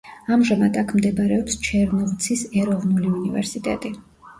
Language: Georgian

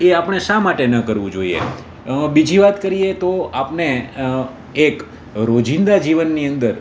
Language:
Gujarati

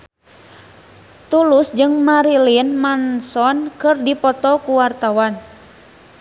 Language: Sundanese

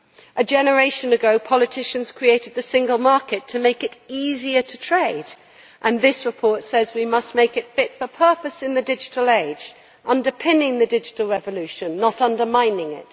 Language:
English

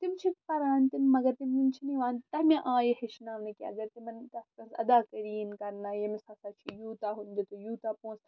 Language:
Kashmiri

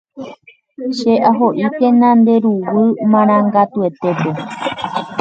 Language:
Guarani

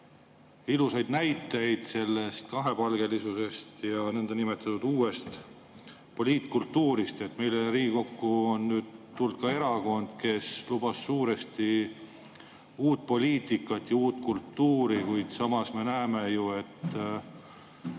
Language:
Estonian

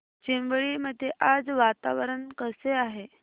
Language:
Marathi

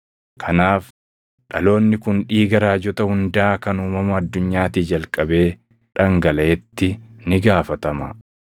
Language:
Oromo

